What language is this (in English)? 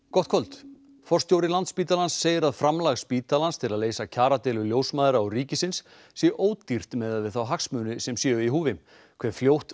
Icelandic